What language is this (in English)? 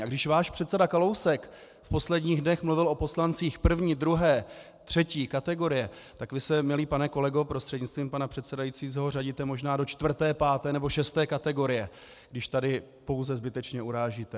Czech